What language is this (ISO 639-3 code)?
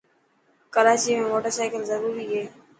mki